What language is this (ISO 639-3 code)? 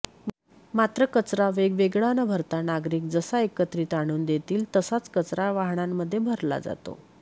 mar